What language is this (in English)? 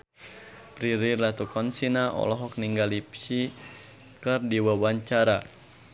Sundanese